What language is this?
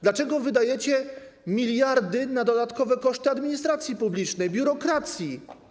Polish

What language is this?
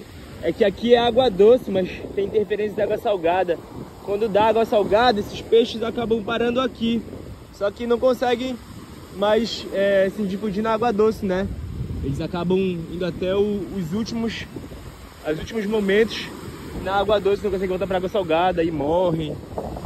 Portuguese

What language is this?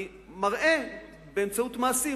Hebrew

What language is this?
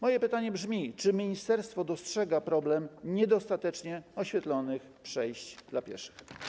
Polish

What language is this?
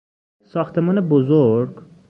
Persian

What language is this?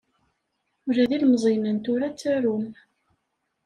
Kabyle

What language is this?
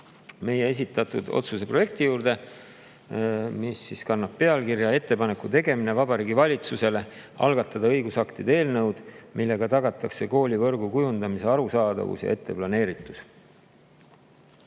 Estonian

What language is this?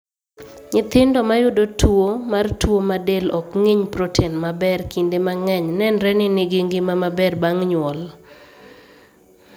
Luo (Kenya and Tanzania)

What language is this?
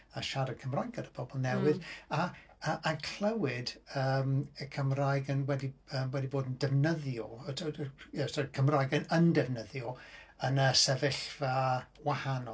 Welsh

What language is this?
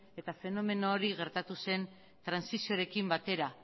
Basque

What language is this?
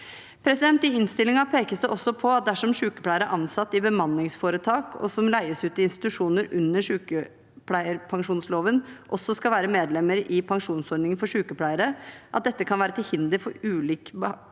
Norwegian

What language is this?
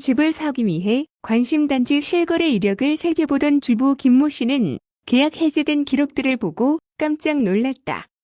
Korean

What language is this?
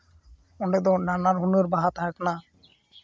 Santali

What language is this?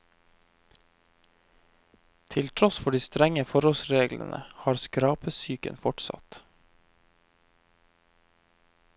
Norwegian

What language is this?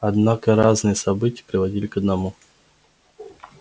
Russian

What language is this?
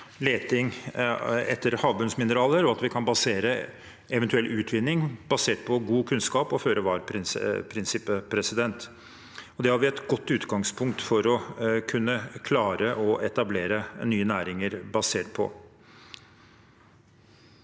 Norwegian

